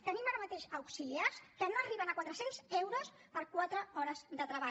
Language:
Catalan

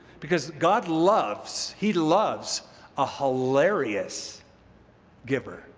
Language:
English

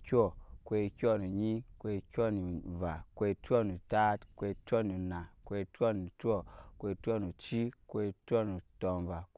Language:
Nyankpa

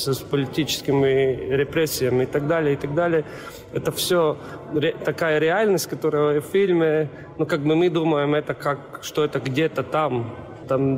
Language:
Russian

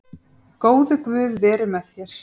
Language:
Icelandic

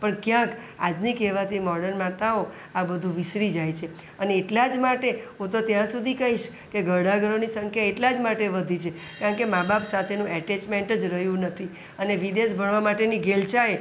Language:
Gujarati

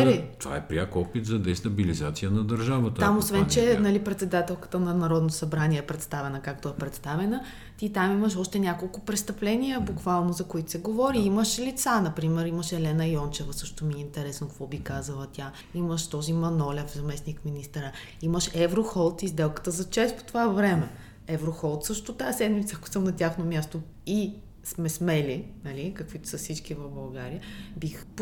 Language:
Bulgarian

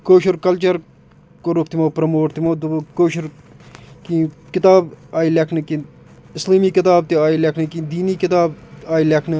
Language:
Kashmiri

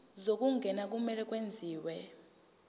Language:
Zulu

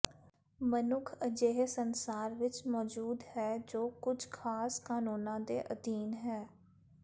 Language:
Punjabi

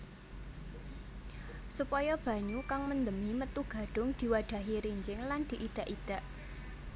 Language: Javanese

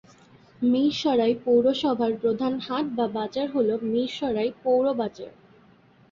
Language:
Bangla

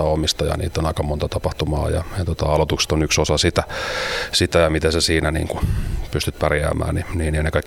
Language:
Finnish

